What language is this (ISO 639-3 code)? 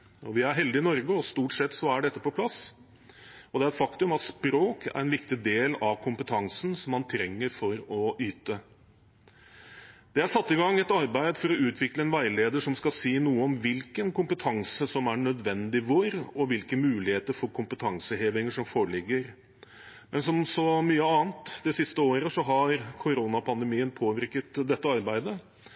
nob